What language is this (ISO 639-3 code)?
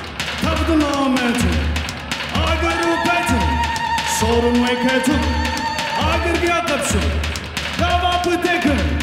ara